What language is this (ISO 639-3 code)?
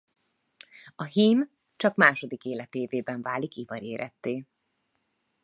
hun